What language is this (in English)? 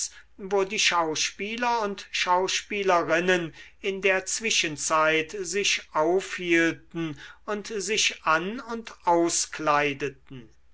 German